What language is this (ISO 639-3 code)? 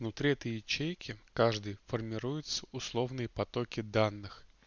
rus